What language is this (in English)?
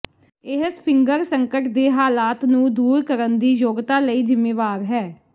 Punjabi